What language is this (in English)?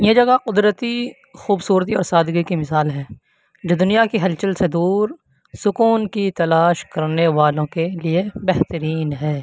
Urdu